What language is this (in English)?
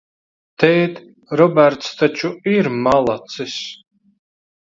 Latvian